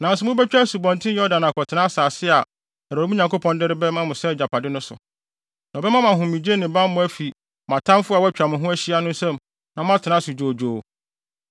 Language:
Akan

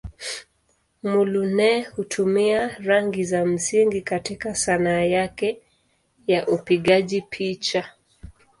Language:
Swahili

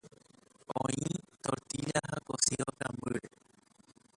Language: Guarani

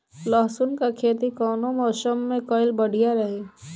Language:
Bhojpuri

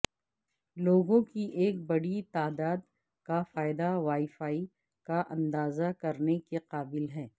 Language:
Urdu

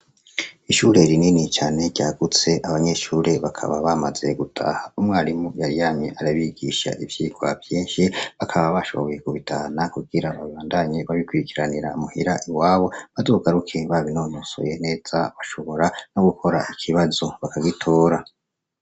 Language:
Rundi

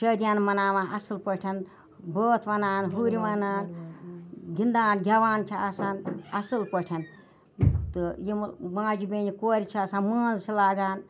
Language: Kashmiri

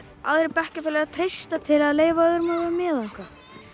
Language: Icelandic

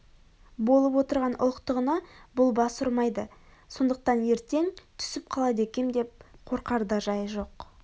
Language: Kazakh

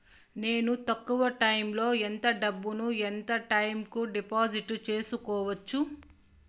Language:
Telugu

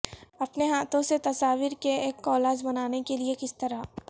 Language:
Urdu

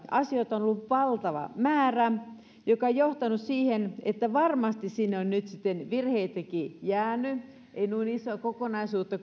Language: Finnish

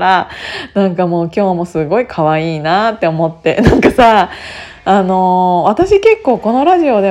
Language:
Japanese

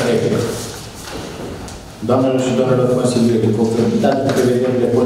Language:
Romanian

